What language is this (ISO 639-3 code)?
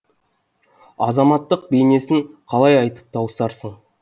kaz